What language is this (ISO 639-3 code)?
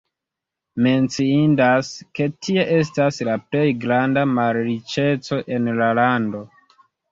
epo